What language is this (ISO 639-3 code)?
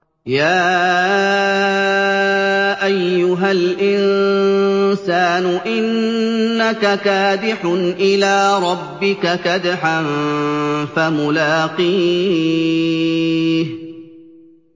ara